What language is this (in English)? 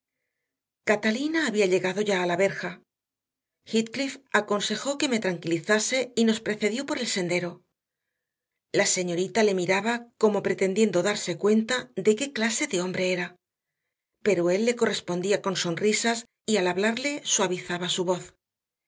Spanish